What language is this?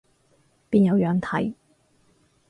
Cantonese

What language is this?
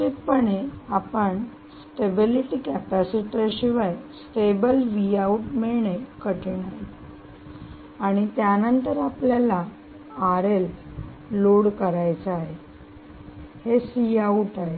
Marathi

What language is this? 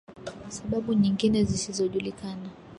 Swahili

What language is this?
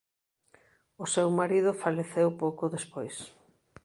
Galician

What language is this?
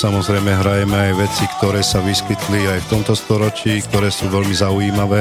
Slovak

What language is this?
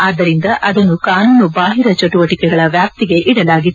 Kannada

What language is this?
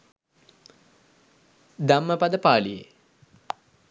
Sinhala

